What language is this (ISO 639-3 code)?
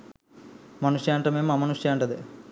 sin